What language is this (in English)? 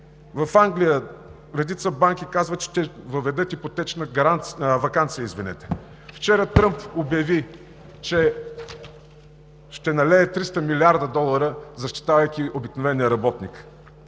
Bulgarian